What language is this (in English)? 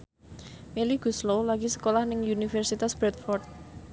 Javanese